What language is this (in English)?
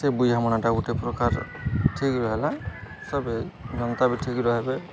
Odia